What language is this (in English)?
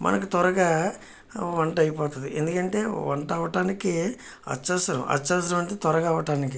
Telugu